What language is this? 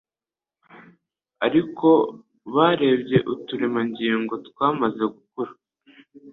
Kinyarwanda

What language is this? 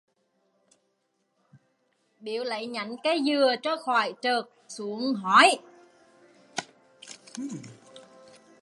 Vietnamese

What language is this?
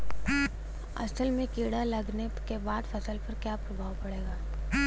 Bhojpuri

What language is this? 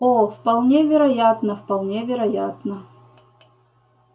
Russian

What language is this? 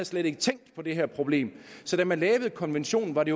Danish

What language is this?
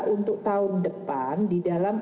Indonesian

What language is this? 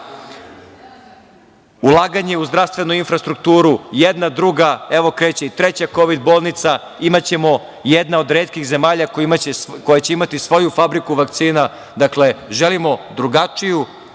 Serbian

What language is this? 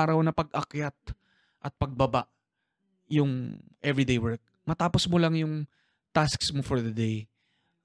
Filipino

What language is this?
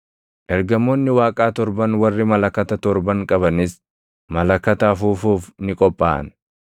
Oromo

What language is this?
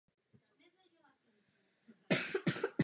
Czech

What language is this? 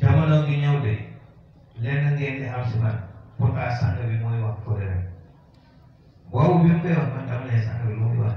Arabic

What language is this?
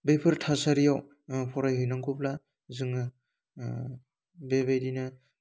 Bodo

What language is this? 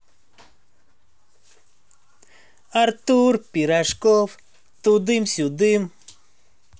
Russian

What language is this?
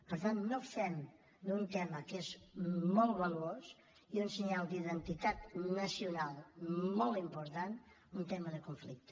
Catalan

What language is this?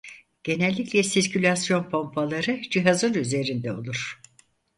Turkish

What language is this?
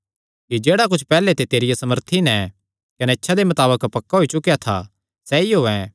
Kangri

